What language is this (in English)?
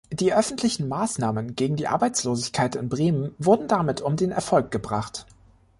German